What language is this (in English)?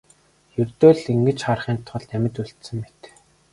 Mongolian